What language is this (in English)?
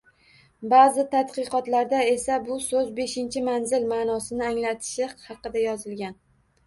Uzbek